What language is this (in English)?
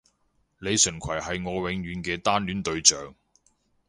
Cantonese